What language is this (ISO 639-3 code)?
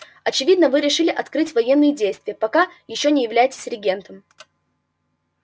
rus